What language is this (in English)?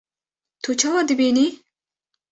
Kurdish